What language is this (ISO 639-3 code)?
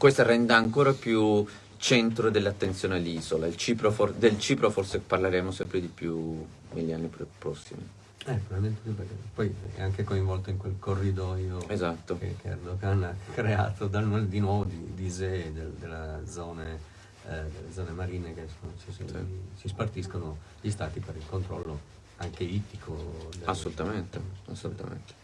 ita